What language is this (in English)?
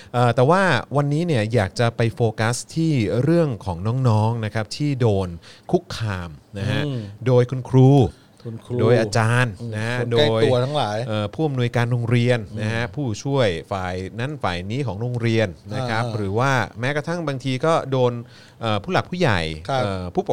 Thai